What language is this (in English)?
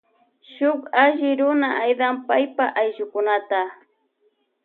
Loja Highland Quichua